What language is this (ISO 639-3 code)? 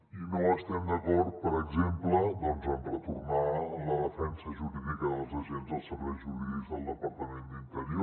cat